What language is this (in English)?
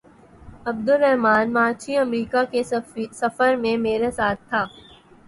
Urdu